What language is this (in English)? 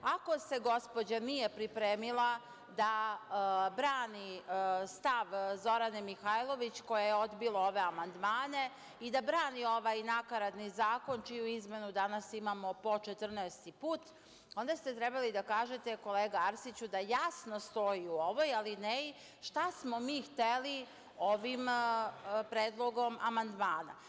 Serbian